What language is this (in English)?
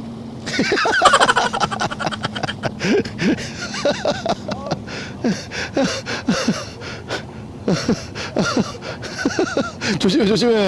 Korean